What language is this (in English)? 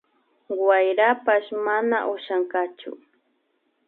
Imbabura Highland Quichua